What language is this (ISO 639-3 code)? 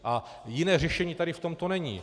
ces